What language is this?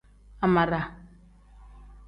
Tem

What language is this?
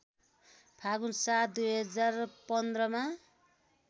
Nepali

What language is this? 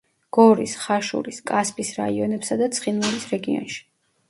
Georgian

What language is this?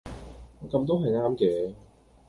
Cantonese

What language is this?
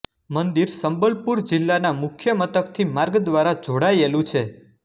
Gujarati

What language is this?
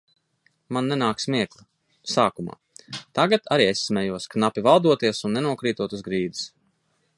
Latvian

